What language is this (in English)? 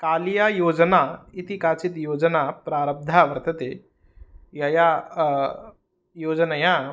Sanskrit